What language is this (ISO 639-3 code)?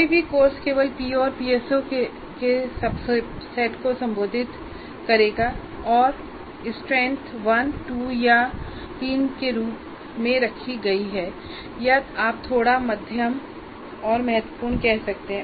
hin